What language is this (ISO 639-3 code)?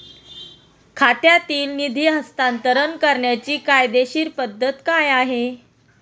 mar